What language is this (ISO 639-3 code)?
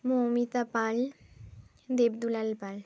ben